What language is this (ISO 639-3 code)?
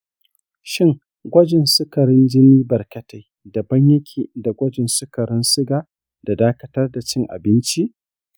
hau